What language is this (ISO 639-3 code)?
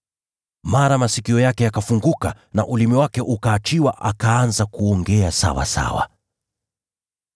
swa